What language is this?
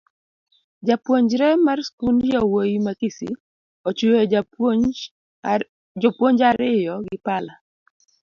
Luo (Kenya and Tanzania)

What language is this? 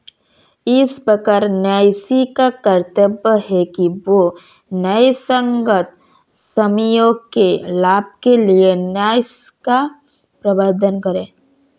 Hindi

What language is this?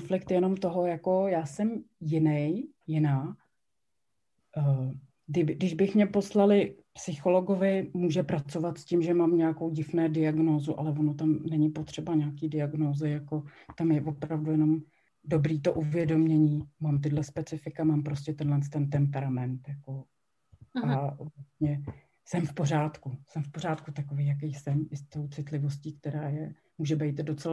Czech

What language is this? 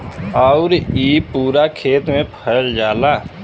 Bhojpuri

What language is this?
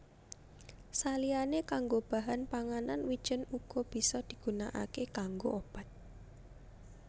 Javanese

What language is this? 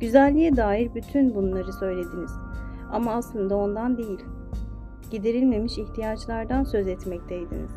Turkish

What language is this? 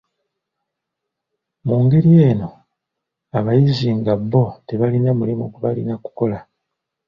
Ganda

